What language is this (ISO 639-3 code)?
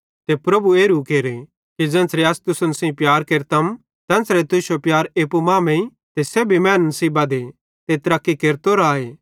bhd